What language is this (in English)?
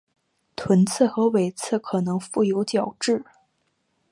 Chinese